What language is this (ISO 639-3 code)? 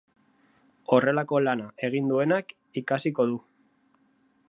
eus